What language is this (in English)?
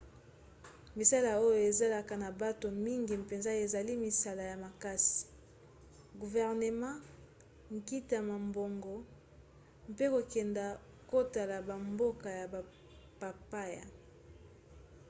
Lingala